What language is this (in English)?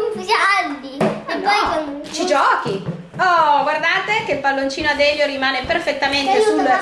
Italian